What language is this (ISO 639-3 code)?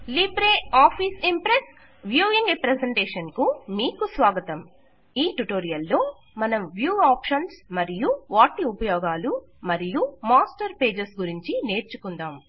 tel